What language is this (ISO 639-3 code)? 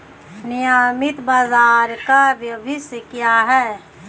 hin